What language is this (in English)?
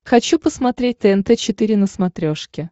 Russian